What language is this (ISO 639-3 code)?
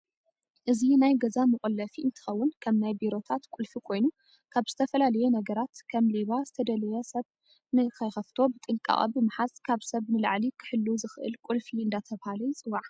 tir